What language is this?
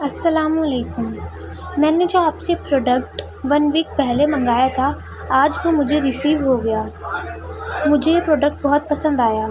Urdu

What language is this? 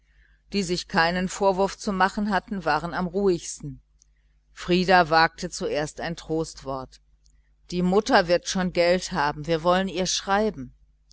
German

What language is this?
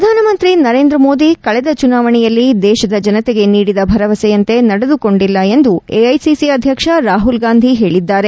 Kannada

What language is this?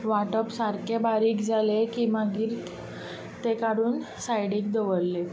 Konkani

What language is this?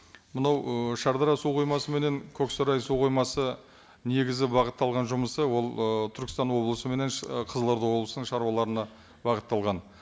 Kazakh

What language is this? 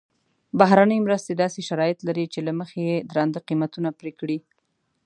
Pashto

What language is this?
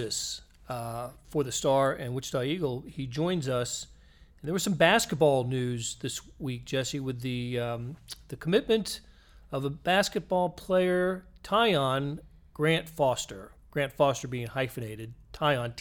English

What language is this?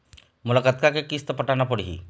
Chhattisgarhi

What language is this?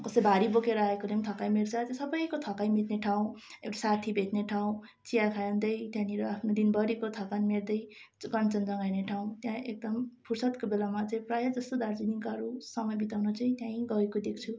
Nepali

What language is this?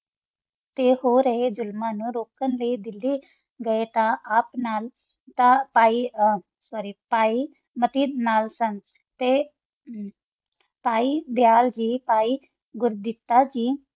Punjabi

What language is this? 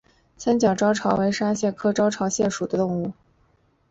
Chinese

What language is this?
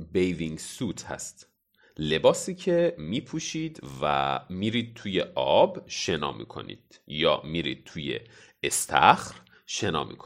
Persian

